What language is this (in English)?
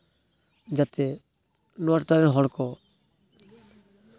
Santali